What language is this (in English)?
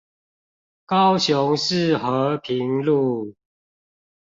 Chinese